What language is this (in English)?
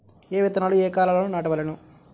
Telugu